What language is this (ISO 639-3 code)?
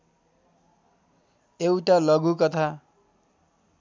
nep